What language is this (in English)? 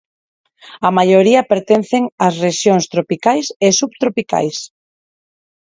Galician